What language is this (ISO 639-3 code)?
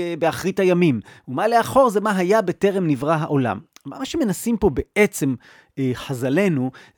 heb